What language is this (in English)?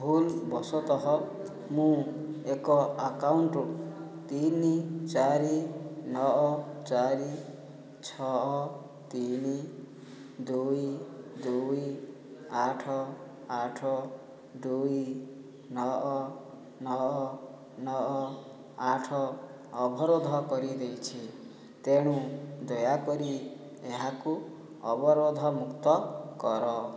Odia